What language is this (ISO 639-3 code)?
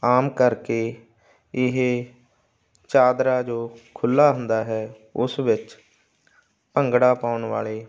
pan